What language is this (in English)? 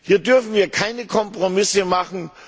German